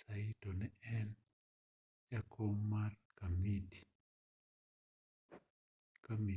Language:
Luo (Kenya and Tanzania)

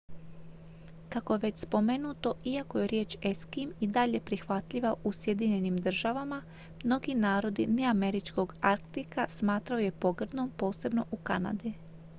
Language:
Croatian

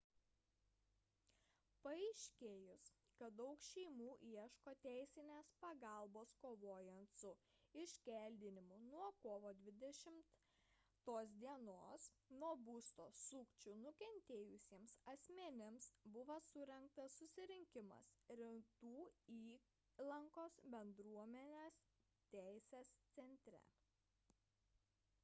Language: Lithuanian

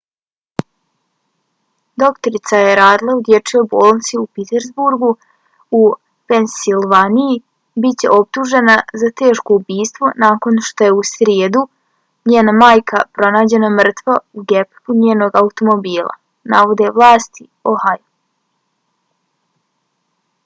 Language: Bosnian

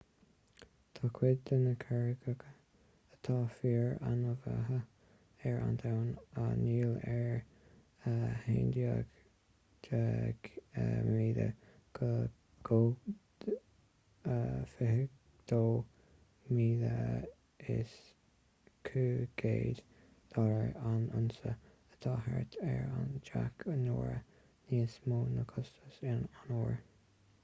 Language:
Irish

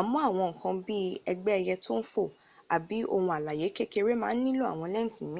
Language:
Yoruba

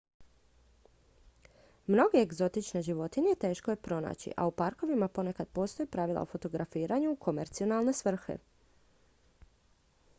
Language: Croatian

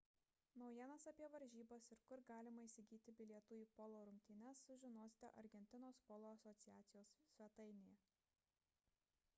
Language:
Lithuanian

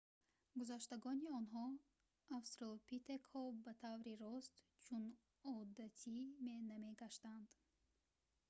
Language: Tajik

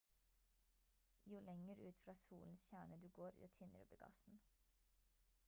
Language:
Norwegian Bokmål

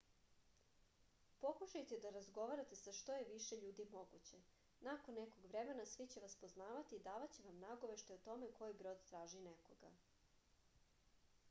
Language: Serbian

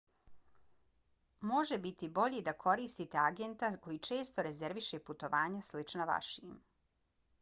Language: Bosnian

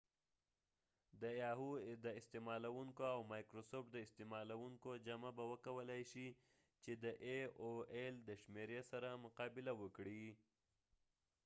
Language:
Pashto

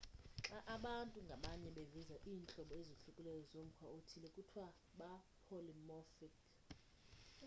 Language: Xhosa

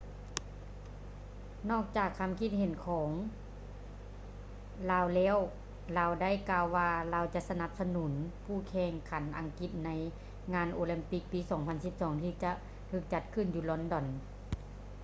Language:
Lao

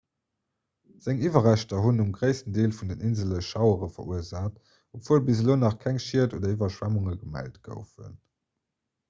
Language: Luxembourgish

